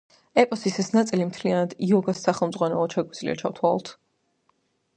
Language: Georgian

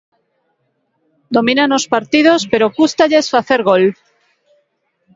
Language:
Galician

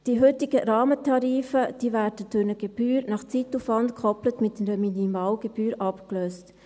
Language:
Swiss German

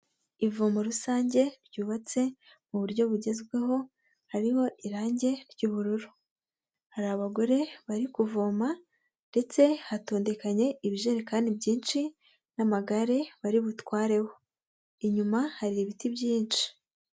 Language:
Kinyarwanda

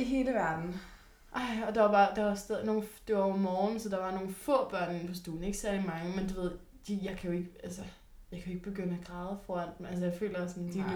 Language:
Danish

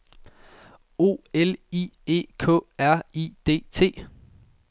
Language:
Danish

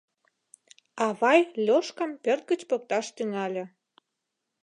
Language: Mari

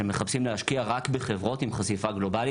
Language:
Hebrew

